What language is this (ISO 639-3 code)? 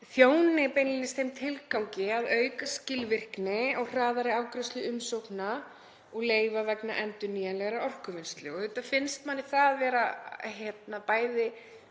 isl